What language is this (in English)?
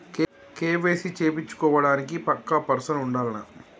Telugu